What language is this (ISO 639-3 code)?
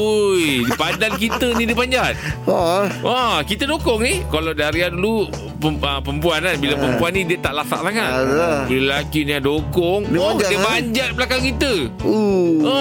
msa